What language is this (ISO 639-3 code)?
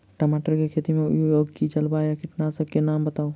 mai